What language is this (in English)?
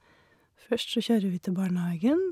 Norwegian